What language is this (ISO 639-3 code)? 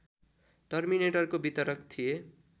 nep